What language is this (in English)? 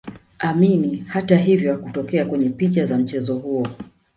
Swahili